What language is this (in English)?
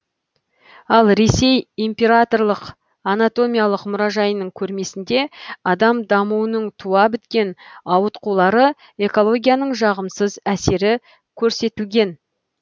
Kazakh